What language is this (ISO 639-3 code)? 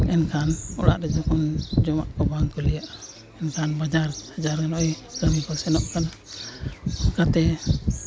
sat